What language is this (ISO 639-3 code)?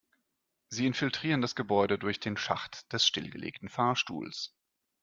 deu